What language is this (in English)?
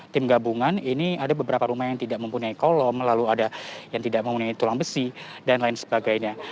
Indonesian